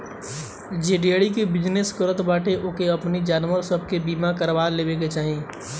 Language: Bhojpuri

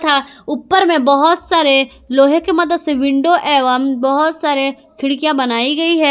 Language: Hindi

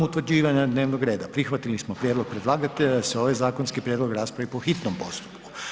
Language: Croatian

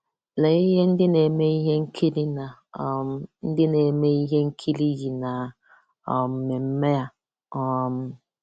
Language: Igbo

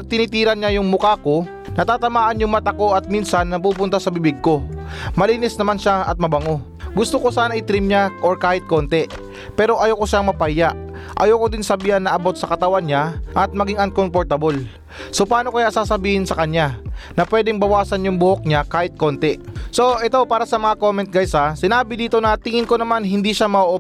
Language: Filipino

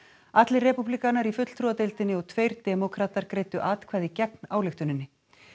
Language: Icelandic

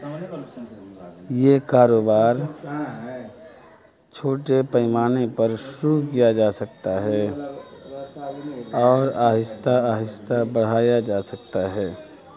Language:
Urdu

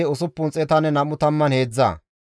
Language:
Gamo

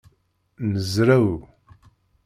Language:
Kabyle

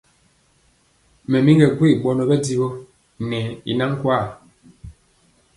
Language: Mpiemo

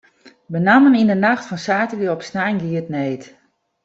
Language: Western Frisian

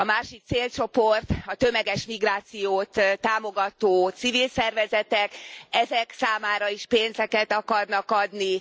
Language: Hungarian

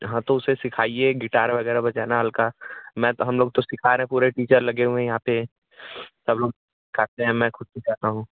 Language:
Hindi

